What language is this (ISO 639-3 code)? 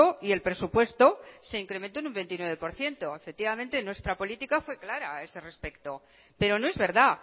spa